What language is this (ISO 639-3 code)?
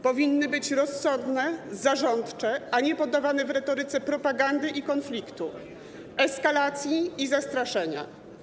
pol